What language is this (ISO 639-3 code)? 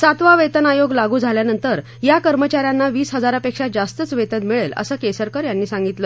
mar